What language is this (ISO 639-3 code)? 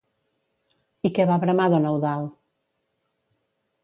cat